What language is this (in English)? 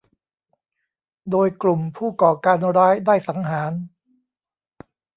Thai